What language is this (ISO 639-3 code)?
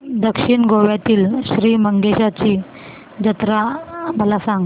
mar